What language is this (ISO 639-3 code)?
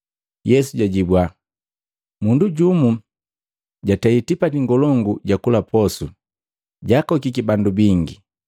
mgv